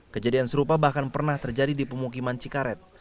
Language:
Indonesian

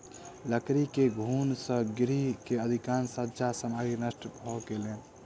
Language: Maithili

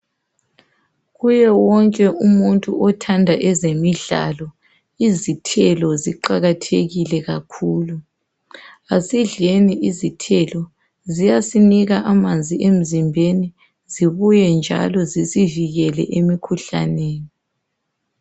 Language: North Ndebele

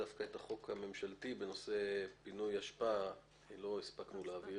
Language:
Hebrew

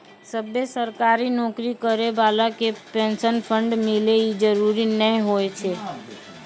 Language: Maithili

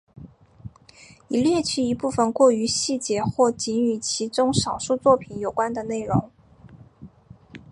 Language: Chinese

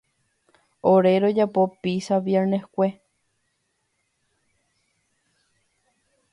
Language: Guarani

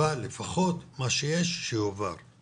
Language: Hebrew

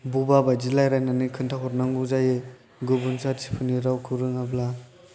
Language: Bodo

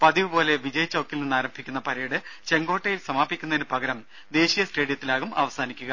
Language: Malayalam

